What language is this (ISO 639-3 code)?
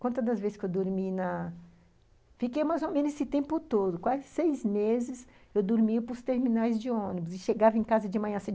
por